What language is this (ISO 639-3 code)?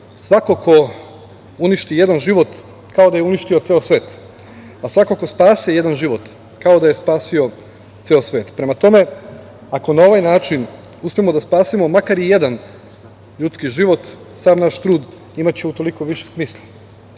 srp